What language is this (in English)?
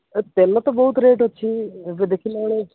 Odia